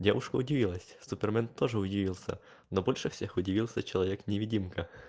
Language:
Russian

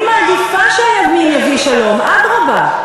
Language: Hebrew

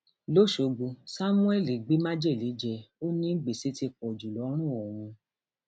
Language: Yoruba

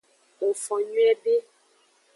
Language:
Aja (Benin)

